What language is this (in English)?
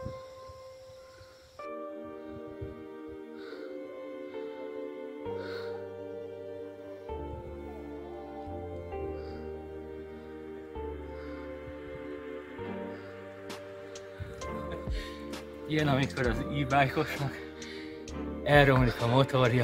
Hungarian